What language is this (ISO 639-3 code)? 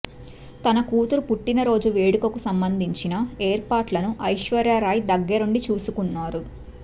tel